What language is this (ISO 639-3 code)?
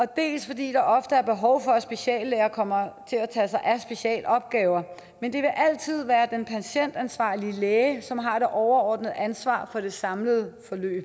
dan